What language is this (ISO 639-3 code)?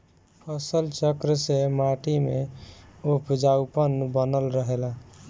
bho